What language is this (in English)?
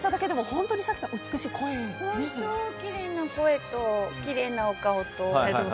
Japanese